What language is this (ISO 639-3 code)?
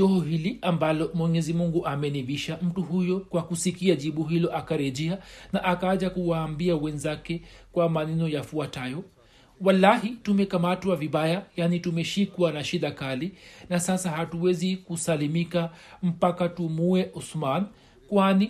swa